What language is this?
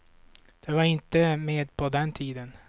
Swedish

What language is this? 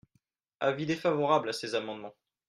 French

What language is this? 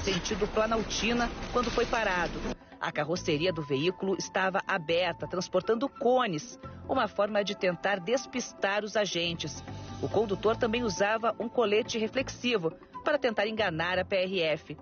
Portuguese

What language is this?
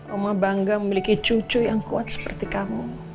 Indonesian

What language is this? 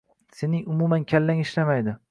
Uzbek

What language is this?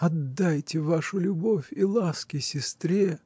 Russian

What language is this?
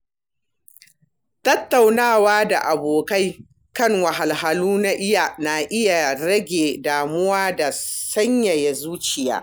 Hausa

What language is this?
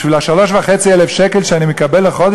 Hebrew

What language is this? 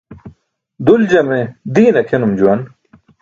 Burushaski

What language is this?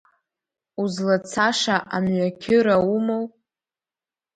Abkhazian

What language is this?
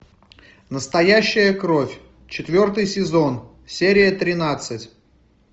Russian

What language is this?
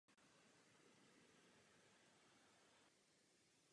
Czech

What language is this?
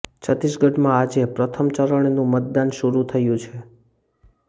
Gujarati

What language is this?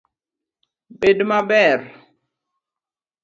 Luo (Kenya and Tanzania)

